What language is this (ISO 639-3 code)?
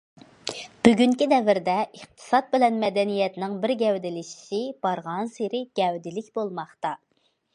uig